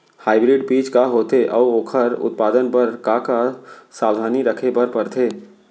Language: Chhattisgarhi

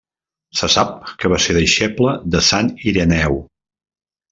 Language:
Catalan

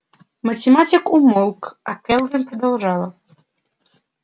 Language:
Russian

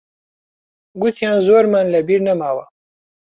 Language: Central Kurdish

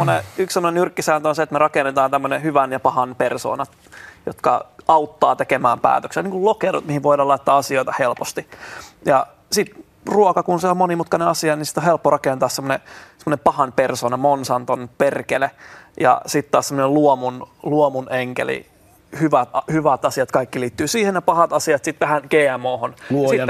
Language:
Finnish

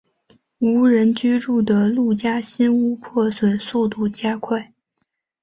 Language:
Chinese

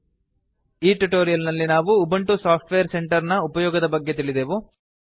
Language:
Kannada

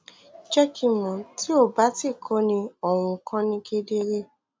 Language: Yoruba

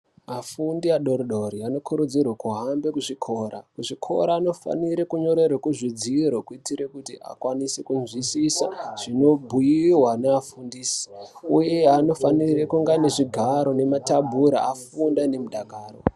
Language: Ndau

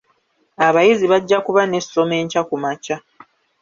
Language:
Ganda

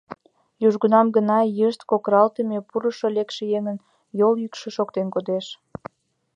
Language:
Mari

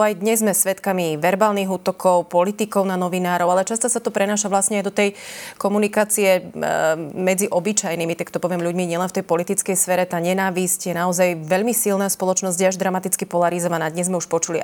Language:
Slovak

